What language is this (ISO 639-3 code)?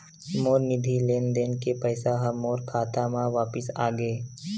hne